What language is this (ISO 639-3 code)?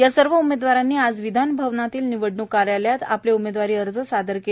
mar